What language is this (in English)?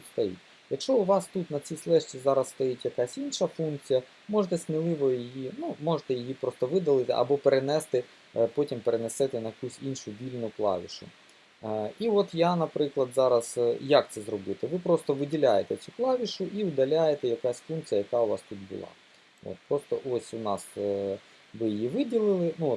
Ukrainian